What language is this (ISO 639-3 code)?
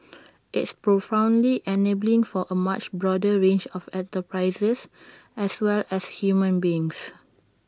eng